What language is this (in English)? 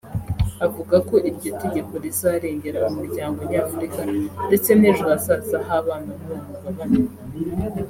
Kinyarwanda